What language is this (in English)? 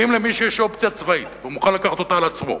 Hebrew